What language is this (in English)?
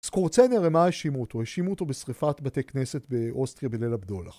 Hebrew